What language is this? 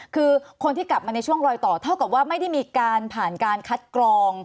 Thai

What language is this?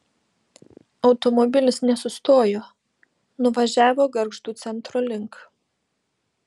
Lithuanian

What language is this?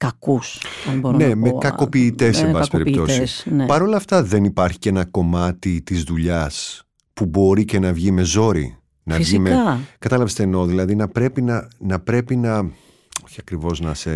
Greek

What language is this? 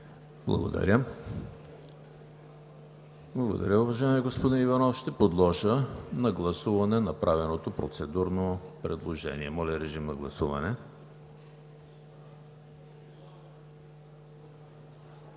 Bulgarian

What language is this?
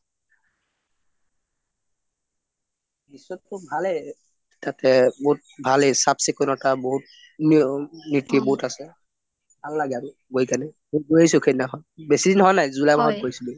Assamese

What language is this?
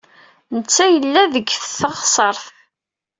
Kabyle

